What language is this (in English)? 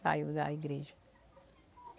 Portuguese